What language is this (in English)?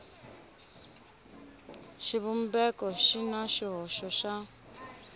Tsonga